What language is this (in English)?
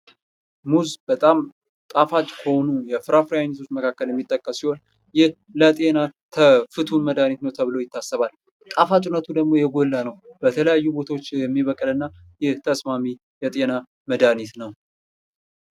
Amharic